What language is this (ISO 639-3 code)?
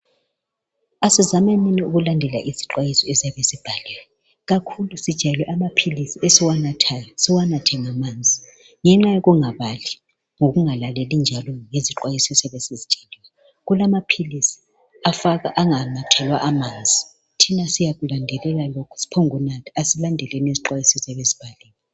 nde